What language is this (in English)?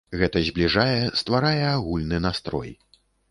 Belarusian